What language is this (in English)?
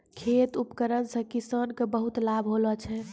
Maithili